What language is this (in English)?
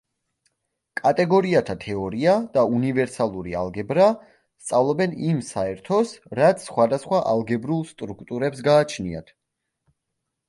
Georgian